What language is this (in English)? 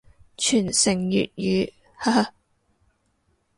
Cantonese